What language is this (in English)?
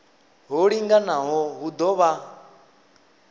Venda